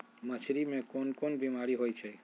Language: Magahi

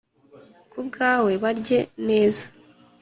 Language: Kinyarwanda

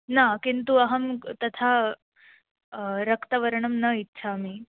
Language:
Sanskrit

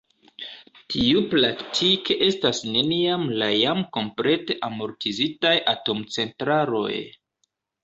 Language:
Esperanto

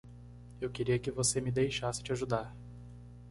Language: Portuguese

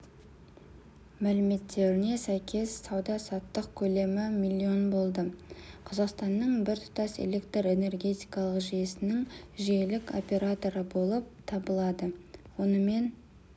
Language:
Kazakh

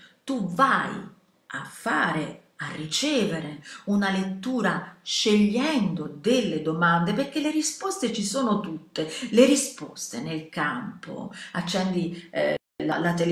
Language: Italian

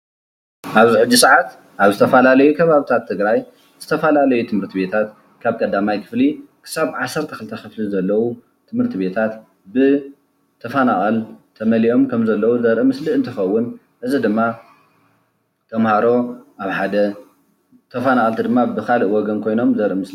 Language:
Tigrinya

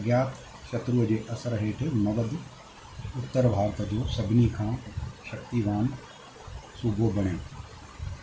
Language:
Sindhi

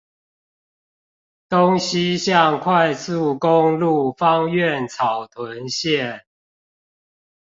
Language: Chinese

